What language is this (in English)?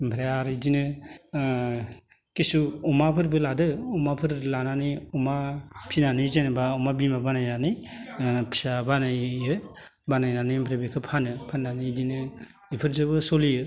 Bodo